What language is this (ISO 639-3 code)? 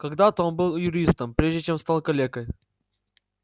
rus